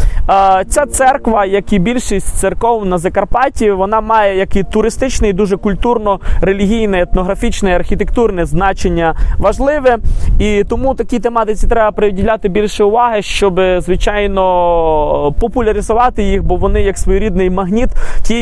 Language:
Ukrainian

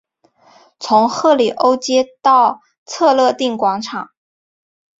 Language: Chinese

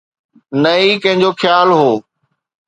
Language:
Sindhi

